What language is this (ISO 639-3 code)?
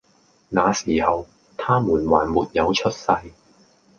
yue